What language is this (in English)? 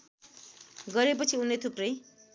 Nepali